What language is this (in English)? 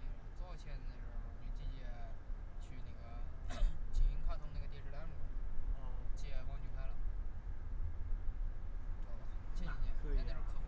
Chinese